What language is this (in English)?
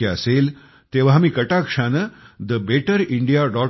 Marathi